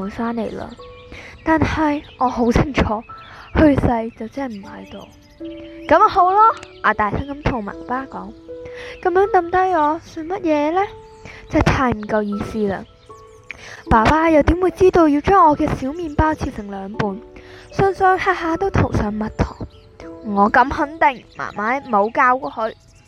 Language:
Chinese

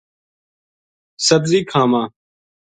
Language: Gujari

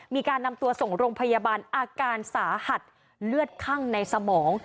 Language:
Thai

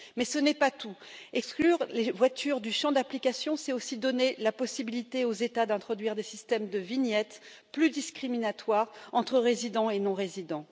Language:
French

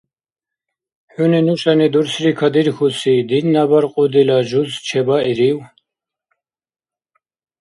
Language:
Dargwa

